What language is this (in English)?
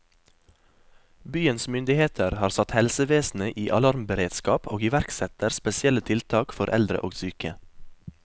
Norwegian